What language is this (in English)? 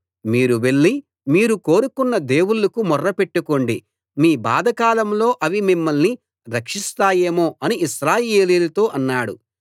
Telugu